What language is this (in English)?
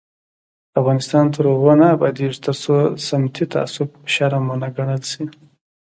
Pashto